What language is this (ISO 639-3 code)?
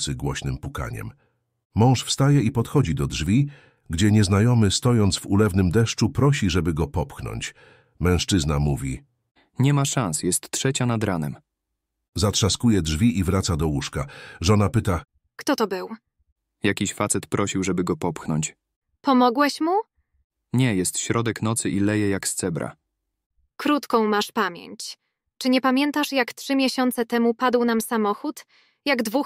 pol